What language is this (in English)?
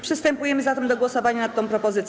Polish